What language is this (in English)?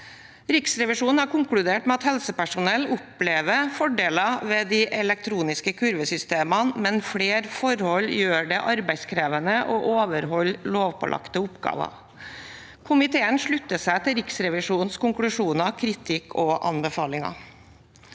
Norwegian